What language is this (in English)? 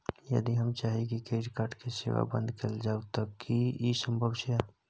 Maithili